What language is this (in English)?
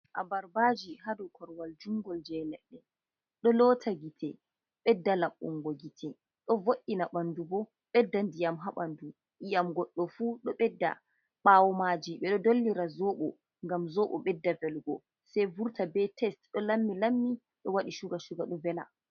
Fula